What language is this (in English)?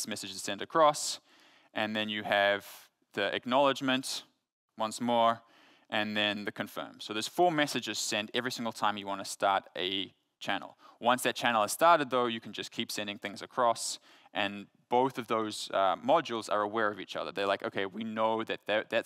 English